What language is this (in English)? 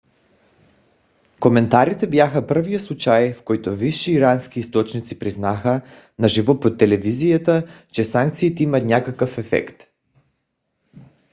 Bulgarian